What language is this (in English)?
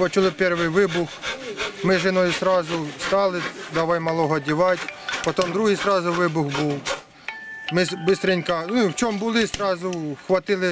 Ukrainian